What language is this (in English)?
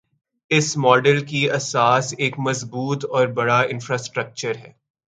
Urdu